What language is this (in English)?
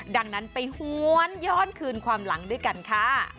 Thai